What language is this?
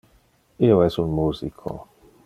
Interlingua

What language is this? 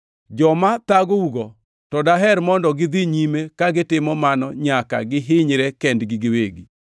Luo (Kenya and Tanzania)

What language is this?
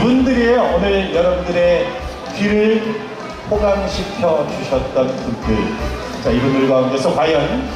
Korean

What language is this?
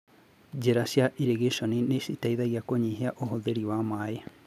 Kikuyu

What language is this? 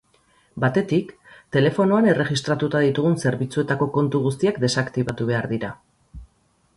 Basque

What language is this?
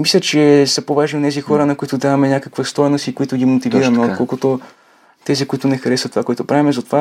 Bulgarian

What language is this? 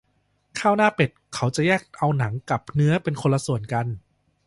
Thai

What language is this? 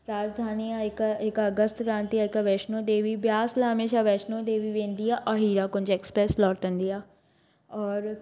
Sindhi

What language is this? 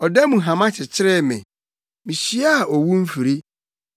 Akan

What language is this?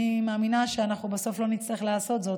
Hebrew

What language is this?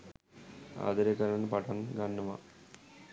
Sinhala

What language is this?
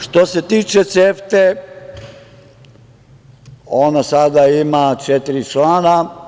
Serbian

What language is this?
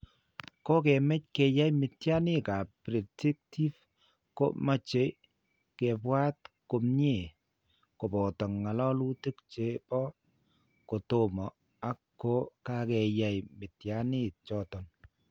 Kalenjin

